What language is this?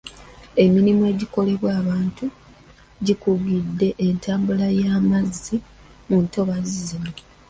Ganda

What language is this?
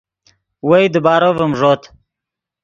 Yidgha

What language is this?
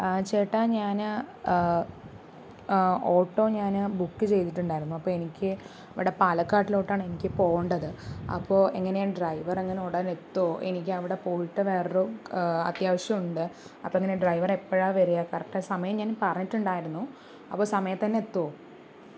Malayalam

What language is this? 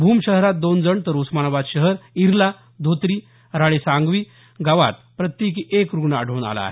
Marathi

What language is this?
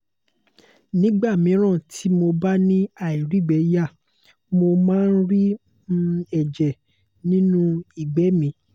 Yoruba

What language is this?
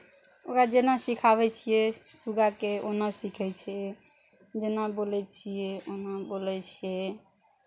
Maithili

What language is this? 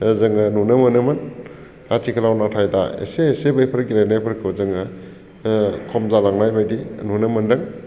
Bodo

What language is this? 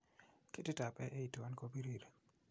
Kalenjin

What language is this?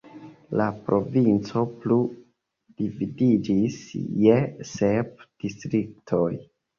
Esperanto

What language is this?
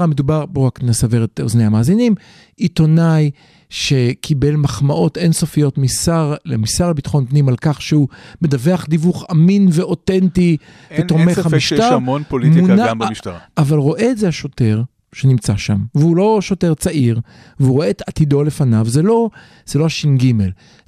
Hebrew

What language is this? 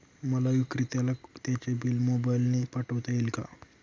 Marathi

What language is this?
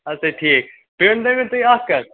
Kashmiri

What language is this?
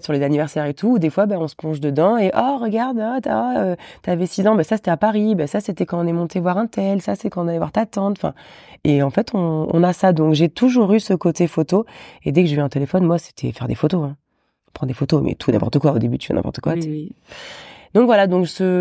French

